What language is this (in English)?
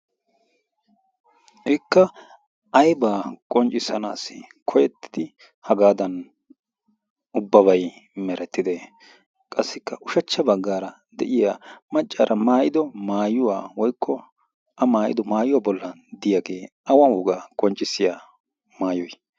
Wolaytta